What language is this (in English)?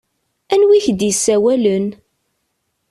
Kabyle